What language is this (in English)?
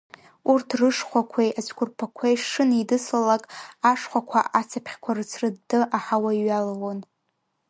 Abkhazian